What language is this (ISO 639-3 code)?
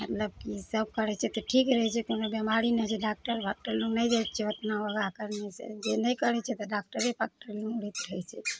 mai